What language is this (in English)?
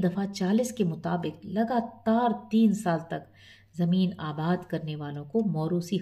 Hindi